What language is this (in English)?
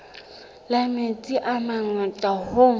Southern Sotho